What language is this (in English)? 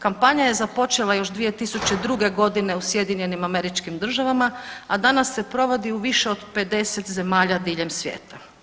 Croatian